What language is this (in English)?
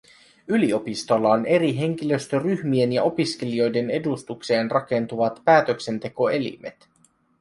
Finnish